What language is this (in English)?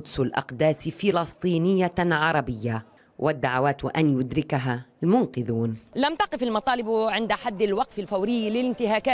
Arabic